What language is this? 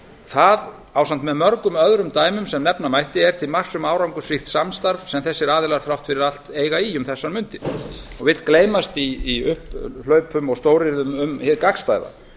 Icelandic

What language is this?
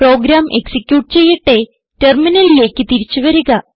Malayalam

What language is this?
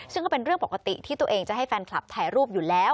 Thai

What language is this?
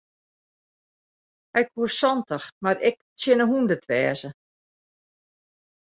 Western Frisian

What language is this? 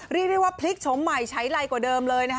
Thai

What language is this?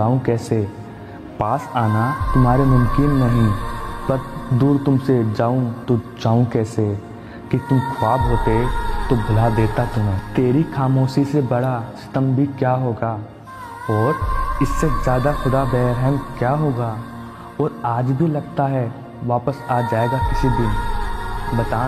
Hindi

